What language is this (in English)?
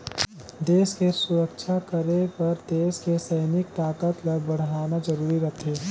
Chhattisgarhi